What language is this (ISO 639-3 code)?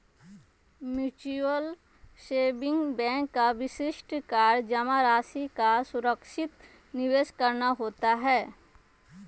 mag